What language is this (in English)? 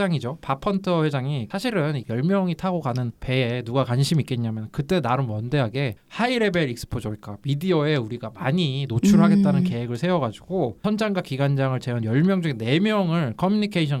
Korean